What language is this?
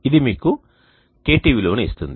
Telugu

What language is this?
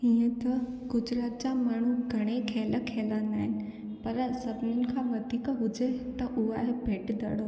Sindhi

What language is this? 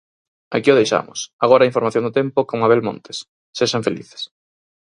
Galician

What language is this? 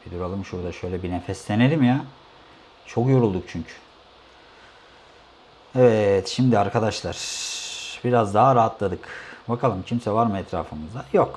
Turkish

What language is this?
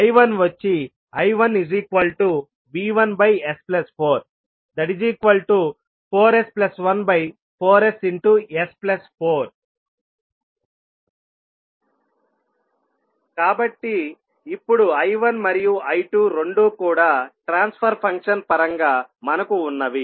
Telugu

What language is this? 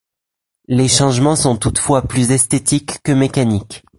French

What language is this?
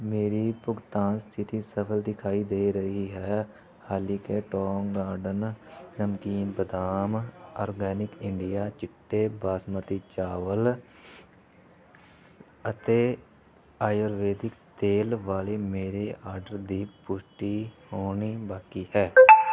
Punjabi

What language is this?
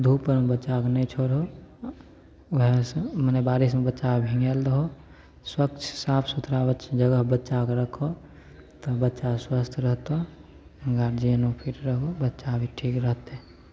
Maithili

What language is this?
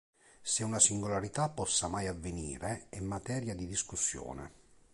Italian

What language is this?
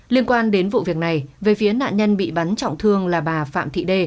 Vietnamese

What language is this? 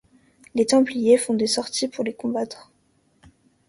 French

